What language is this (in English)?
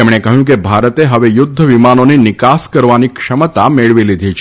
Gujarati